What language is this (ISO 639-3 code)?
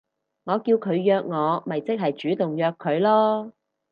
yue